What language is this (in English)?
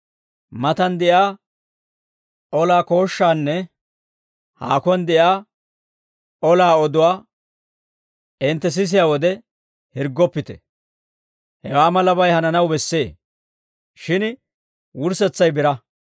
Dawro